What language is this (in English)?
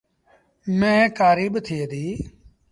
Sindhi Bhil